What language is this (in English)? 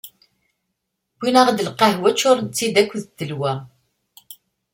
Kabyle